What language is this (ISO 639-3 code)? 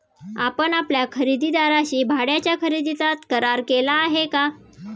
mar